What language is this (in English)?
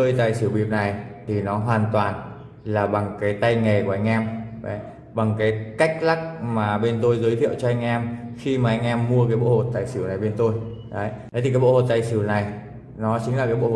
Vietnamese